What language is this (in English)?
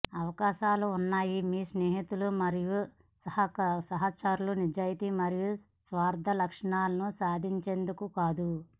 Telugu